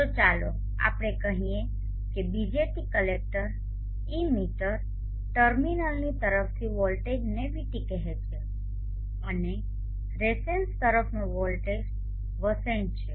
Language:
Gujarati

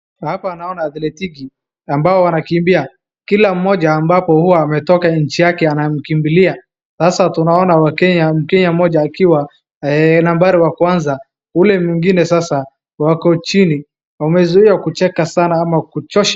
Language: Swahili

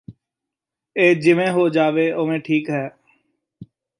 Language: Punjabi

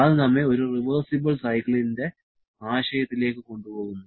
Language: Malayalam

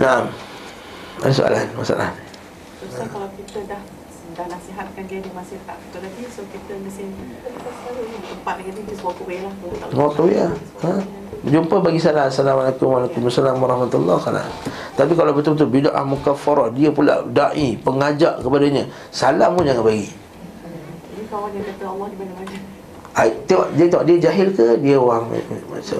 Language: Malay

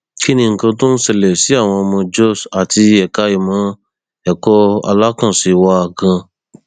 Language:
Yoruba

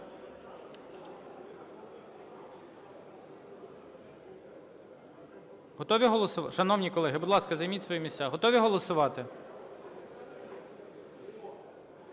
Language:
Ukrainian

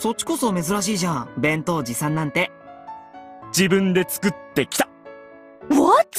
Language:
Japanese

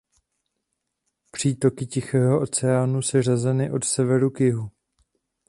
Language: Czech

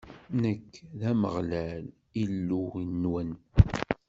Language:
Kabyle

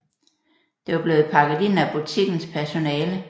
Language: Danish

